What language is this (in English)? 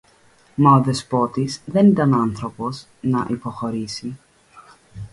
Greek